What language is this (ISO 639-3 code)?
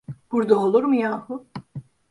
tur